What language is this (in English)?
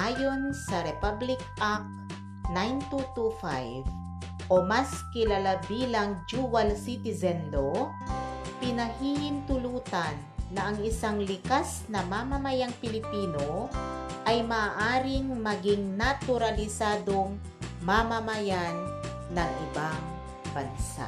Filipino